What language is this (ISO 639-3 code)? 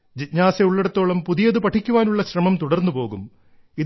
mal